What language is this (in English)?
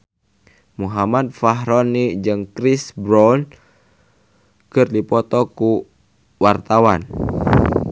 Sundanese